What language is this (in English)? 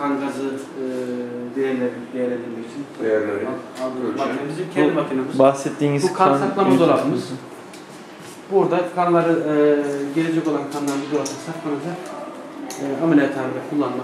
Turkish